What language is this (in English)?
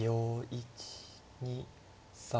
Japanese